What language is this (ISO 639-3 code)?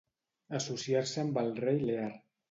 cat